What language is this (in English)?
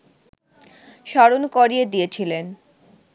Bangla